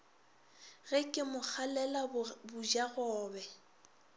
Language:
Northern Sotho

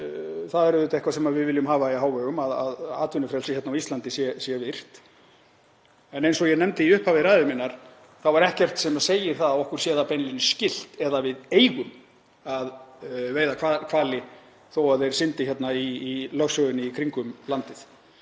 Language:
Icelandic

